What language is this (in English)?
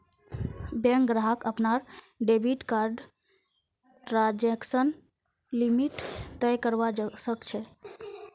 Magahi